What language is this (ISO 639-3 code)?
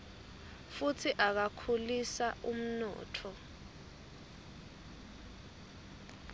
ssw